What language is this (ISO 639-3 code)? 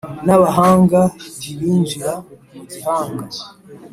kin